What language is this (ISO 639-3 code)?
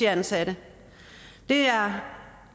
dan